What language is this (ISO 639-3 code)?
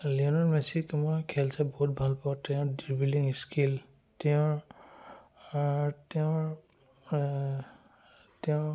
asm